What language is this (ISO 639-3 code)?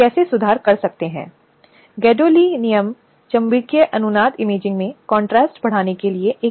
hin